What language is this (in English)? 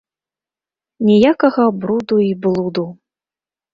Belarusian